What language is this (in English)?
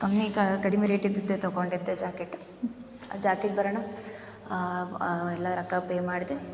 Kannada